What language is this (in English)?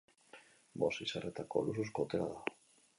Basque